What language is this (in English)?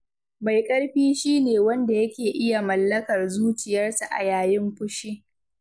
Hausa